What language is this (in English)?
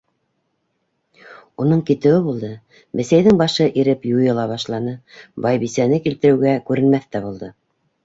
Bashkir